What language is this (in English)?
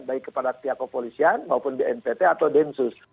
Indonesian